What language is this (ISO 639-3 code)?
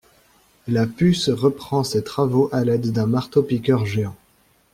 fra